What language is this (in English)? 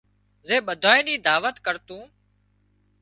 Wadiyara Koli